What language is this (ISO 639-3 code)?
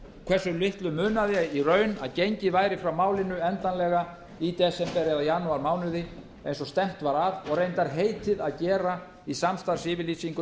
isl